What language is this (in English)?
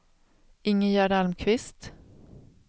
Swedish